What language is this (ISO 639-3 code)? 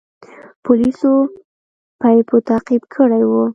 pus